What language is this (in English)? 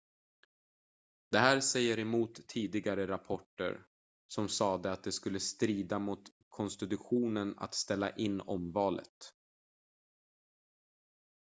Swedish